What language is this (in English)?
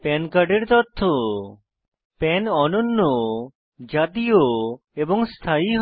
Bangla